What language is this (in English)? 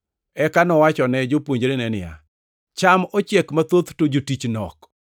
Luo (Kenya and Tanzania)